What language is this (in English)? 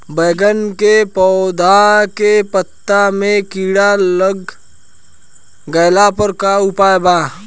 Bhojpuri